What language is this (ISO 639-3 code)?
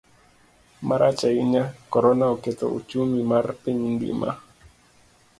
luo